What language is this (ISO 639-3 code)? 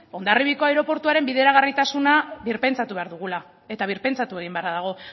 eus